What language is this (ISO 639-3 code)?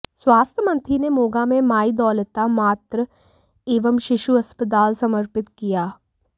hin